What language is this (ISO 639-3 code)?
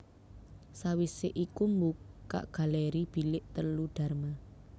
jav